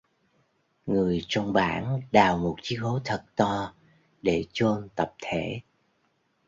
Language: Vietnamese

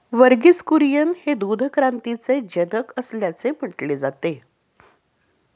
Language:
Marathi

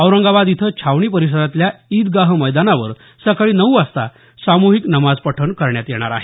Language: Marathi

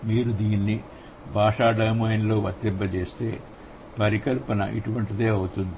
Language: Telugu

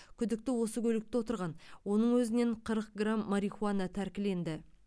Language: Kazakh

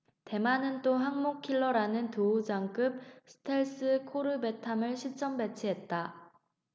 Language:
Korean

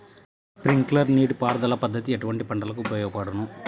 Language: Telugu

